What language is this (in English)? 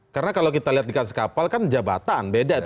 Indonesian